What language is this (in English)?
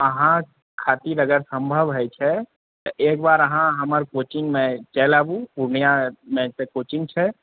Maithili